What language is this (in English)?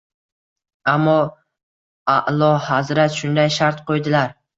Uzbek